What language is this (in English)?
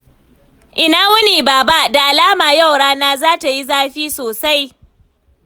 Hausa